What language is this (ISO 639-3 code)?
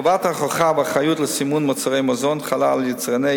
heb